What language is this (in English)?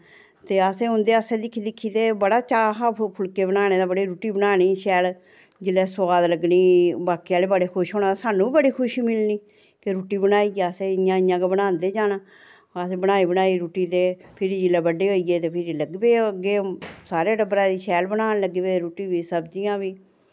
Dogri